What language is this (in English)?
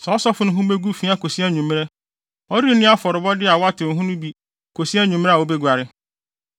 Akan